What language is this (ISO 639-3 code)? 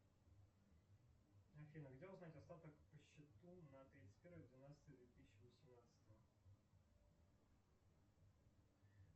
rus